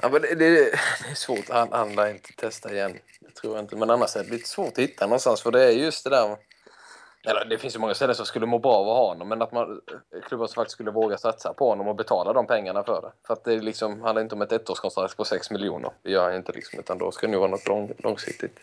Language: Swedish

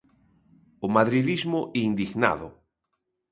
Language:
Galician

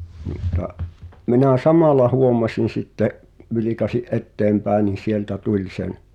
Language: Finnish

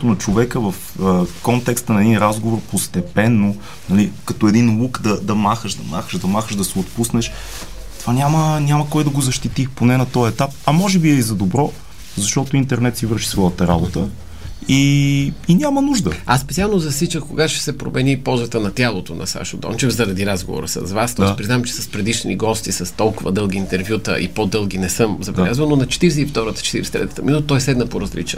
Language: Bulgarian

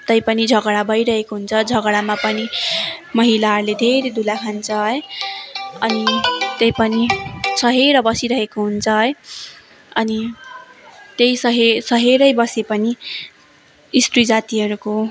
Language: Nepali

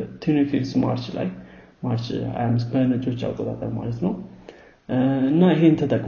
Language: Amharic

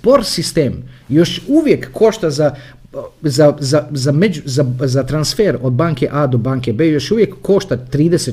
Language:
Croatian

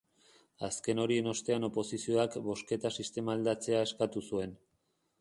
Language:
Basque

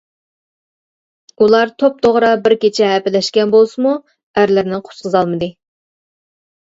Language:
Uyghur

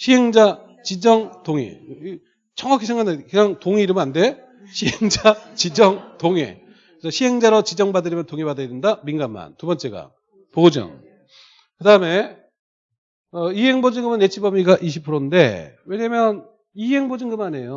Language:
Korean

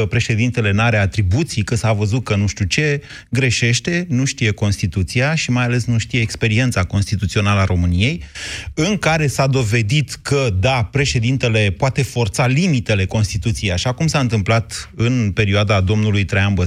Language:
Romanian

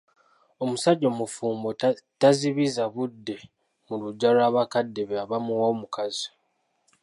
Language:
Ganda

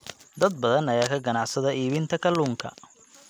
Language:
Somali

